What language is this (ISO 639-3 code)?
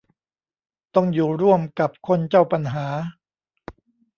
tha